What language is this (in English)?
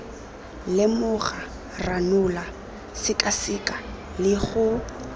Tswana